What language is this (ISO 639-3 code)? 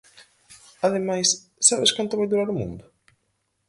glg